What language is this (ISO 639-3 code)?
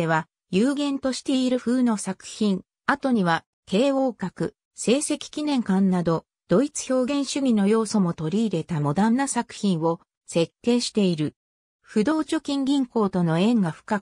jpn